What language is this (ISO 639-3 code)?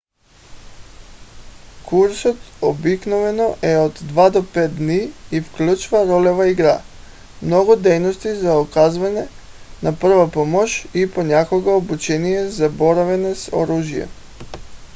bul